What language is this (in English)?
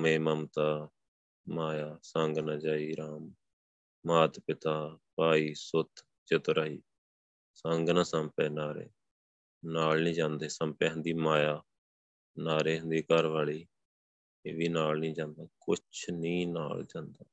Punjabi